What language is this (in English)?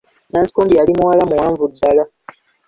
Ganda